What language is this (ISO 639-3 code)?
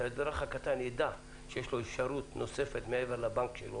heb